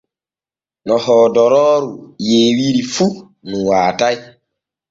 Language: Borgu Fulfulde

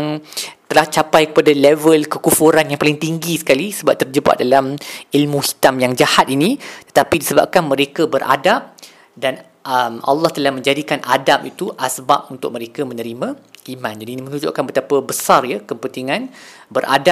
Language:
Malay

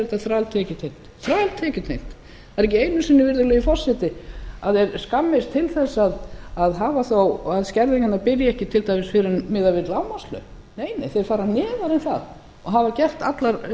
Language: Icelandic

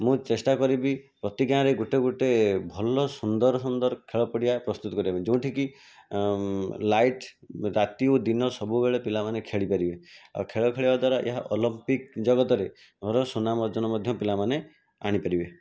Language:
Odia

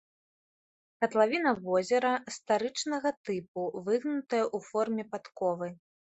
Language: Belarusian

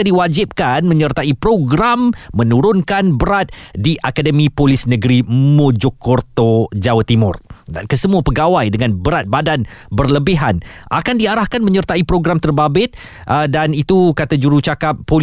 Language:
Malay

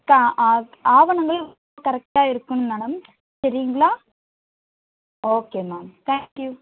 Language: Tamil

